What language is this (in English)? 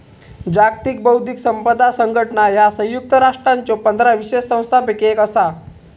Marathi